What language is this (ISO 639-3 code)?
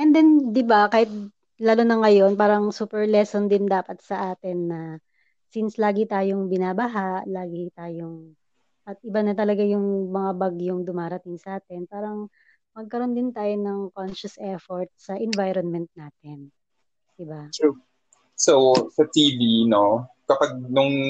fil